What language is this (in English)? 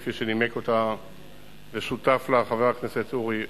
Hebrew